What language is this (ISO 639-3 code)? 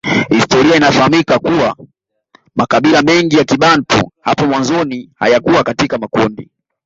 swa